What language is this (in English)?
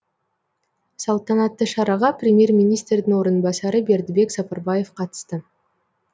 Kazakh